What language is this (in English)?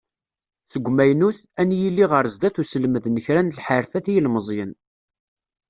Kabyle